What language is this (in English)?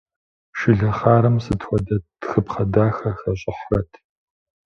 Kabardian